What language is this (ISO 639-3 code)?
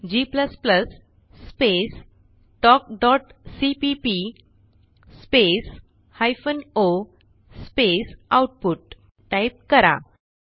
mar